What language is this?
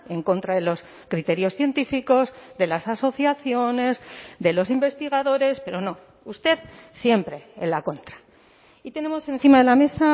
Spanish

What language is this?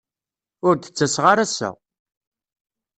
Kabyle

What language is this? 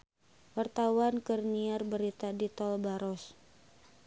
Sundanese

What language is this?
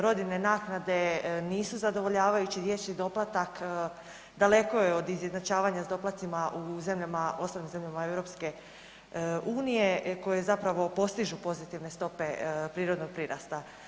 Croatian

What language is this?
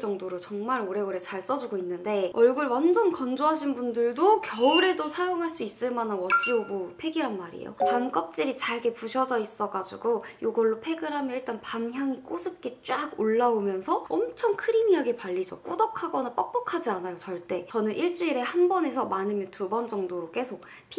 Korean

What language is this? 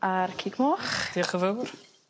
Welsh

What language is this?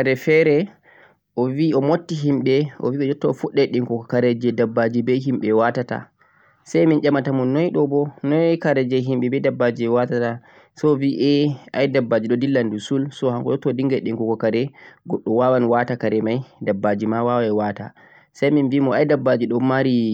Central-Eastern Niger Fulfulde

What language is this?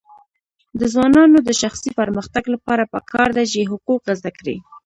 Pashto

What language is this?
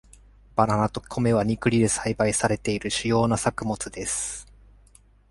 Japanese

